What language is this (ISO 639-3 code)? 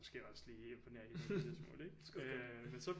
dan